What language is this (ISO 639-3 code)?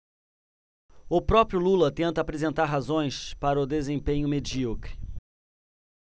por